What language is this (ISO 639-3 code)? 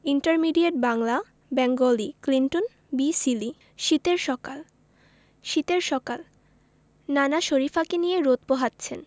ben